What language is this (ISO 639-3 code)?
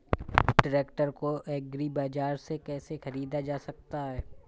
hin